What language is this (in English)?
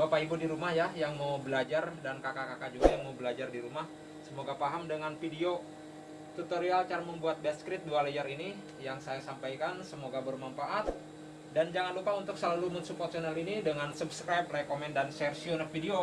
Indonesian